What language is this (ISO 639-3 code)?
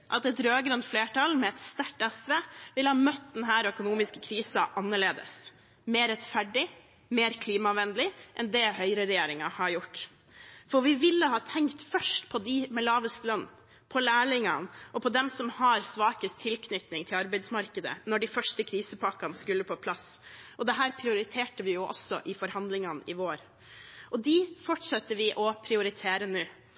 nob